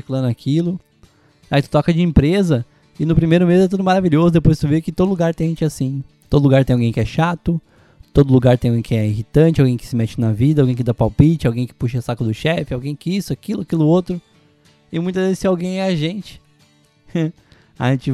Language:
Portuguese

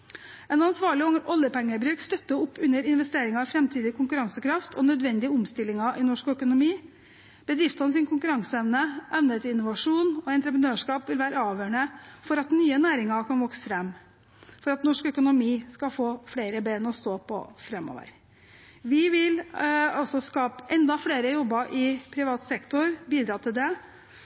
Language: Norwegian Bokmål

